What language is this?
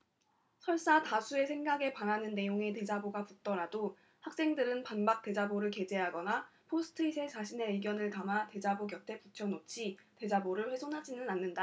Korean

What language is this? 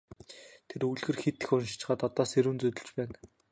Mongolian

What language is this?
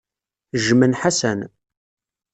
Kabyle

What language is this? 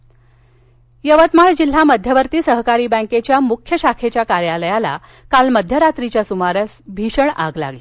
Marathi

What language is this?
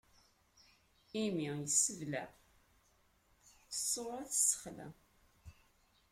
Kabyle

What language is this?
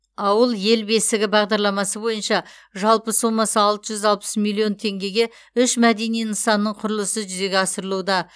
Kazakh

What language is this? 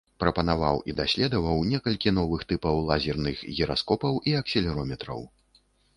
Belarusian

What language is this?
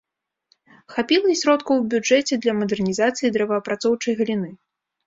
Belarusian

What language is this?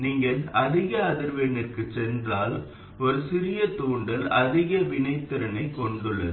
Tamil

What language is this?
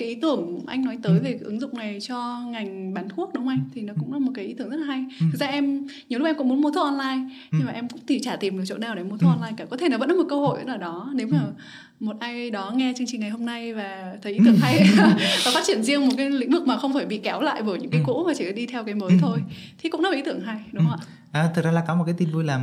Vietnamese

